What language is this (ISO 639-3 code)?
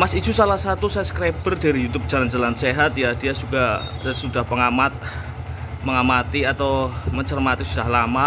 ind